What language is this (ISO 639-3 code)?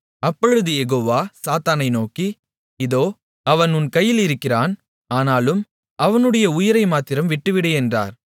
tam